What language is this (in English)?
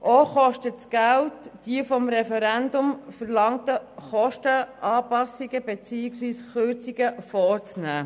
Swiss German